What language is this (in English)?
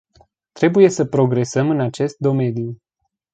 Romanian